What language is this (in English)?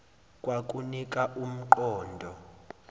Zulu